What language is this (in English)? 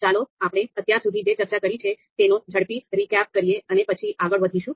Gujarati